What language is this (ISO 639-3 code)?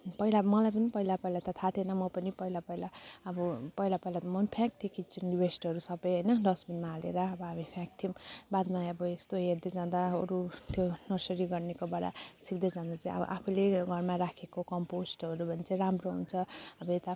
nep